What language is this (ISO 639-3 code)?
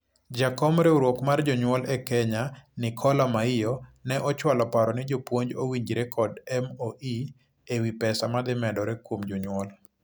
luo